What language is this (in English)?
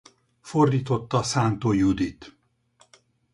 Hungarian